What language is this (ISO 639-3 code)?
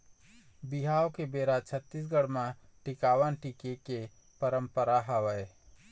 hne